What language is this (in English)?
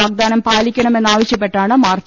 Malayalam